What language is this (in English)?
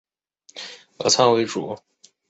Chinese